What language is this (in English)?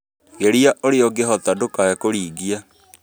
Kikuyu